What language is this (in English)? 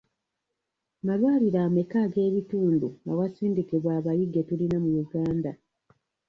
Ganda